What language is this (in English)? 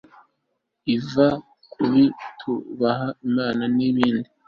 Kinyarwanda